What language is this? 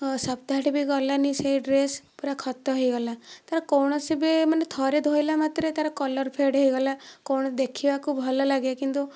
Odia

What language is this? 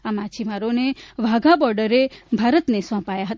Gujarati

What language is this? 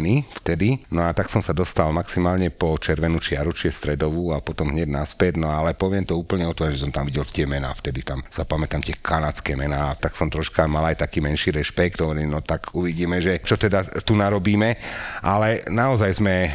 Slovak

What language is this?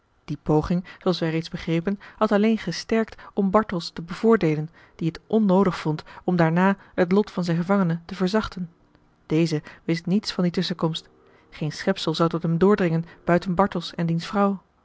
Dutch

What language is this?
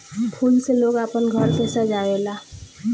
Bhojpuri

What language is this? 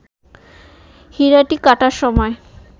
Bangla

